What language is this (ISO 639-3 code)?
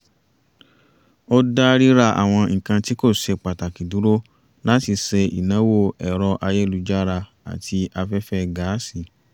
yor